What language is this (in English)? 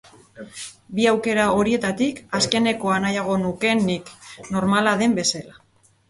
Basque